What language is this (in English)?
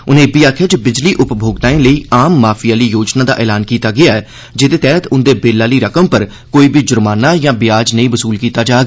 Dogri